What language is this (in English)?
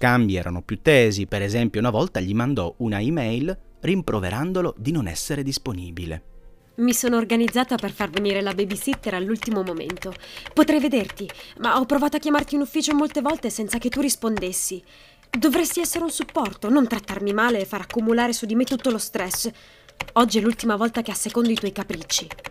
Italian